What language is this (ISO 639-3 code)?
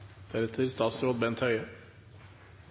nno